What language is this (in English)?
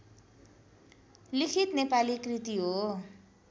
Nepali